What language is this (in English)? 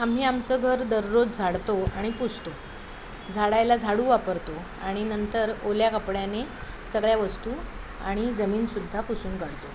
Marathi